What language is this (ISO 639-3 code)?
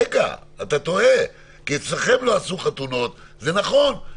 heb